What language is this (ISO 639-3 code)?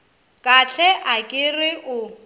nso